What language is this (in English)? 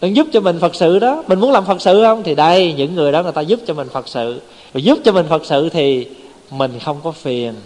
Vietnamese